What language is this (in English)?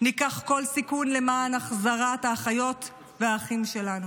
Hebrew